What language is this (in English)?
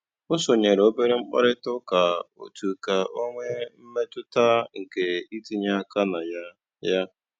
Igbo